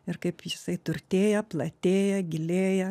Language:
Lithuanian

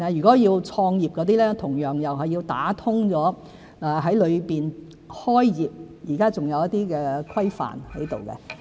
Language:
Cantonese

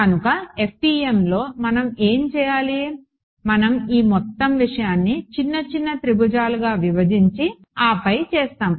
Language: Telugu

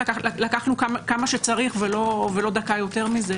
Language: Hebrew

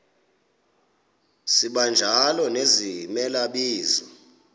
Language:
Xhosa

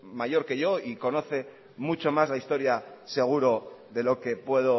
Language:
Spanish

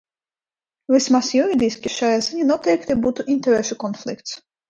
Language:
Latvian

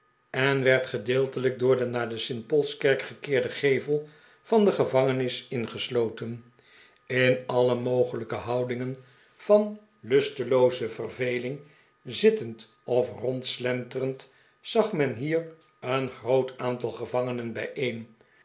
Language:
Dutch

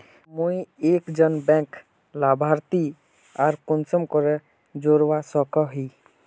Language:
Magahi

